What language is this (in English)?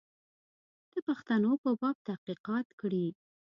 Pashto